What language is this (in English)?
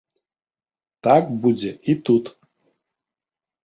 Belarusian